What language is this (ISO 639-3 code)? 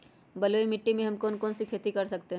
mag